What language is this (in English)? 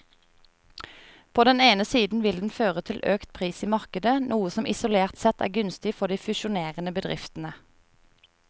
Norwegian